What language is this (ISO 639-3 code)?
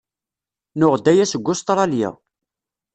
kab